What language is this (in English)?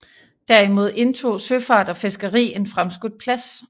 Danish